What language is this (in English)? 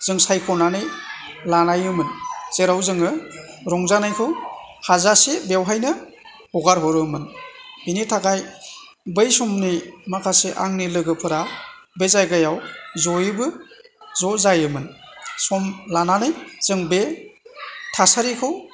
Bodo